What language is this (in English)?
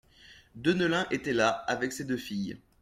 French